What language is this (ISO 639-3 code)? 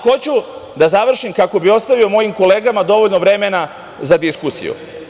srp